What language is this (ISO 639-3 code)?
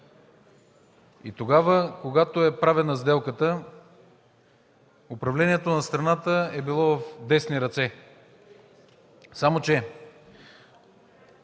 bul